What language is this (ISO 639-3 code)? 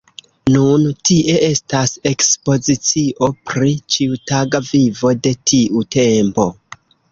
epo